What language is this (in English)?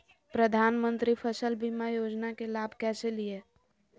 Magahi